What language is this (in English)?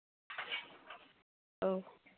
Manipuri